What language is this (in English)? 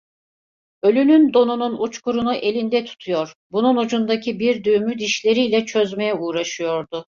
Turkish